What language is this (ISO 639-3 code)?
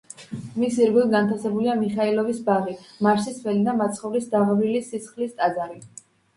kat